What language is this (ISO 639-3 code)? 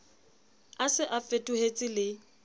sot